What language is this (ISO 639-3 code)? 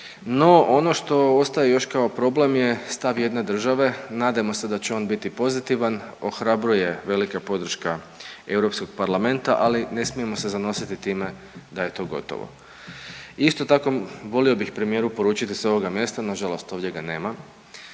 hrv